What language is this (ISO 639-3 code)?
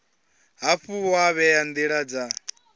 ven